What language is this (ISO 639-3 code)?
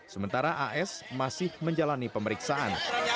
ind